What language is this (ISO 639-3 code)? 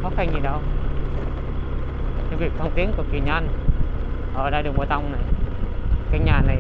vie